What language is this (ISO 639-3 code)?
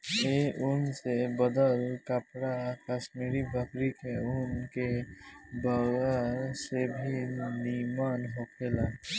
bho